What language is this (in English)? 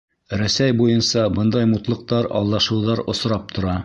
Bashkir